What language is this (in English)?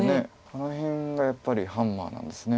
Japanese